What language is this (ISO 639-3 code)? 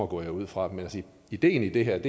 dan